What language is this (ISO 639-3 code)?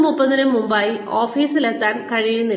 mal